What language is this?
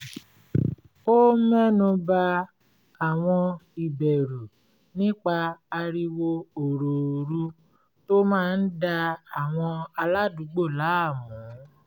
Yoruba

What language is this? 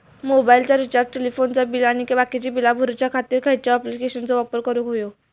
Marathi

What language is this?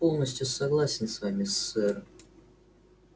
Russian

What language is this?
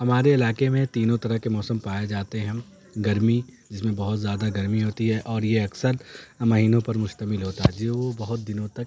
Urdu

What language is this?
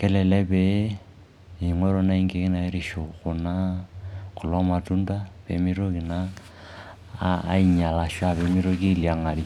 Masai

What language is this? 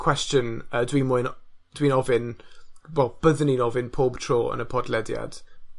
Welsh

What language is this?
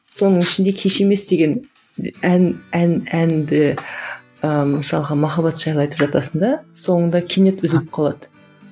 Kazakh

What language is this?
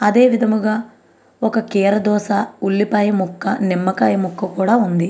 Telugu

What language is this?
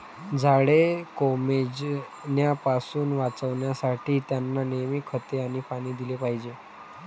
Marathi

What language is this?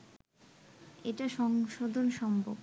Bangla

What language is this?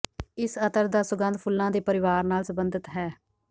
Punjabi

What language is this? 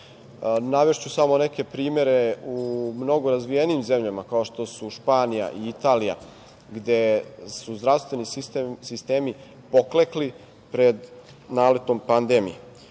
Serbian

